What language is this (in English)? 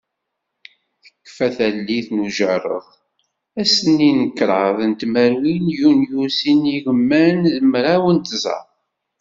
Kabyle